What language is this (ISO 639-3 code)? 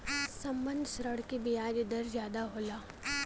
bho